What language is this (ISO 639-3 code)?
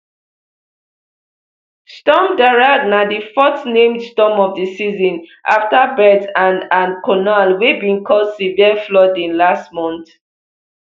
pcm